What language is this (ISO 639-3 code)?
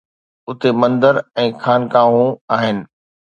snd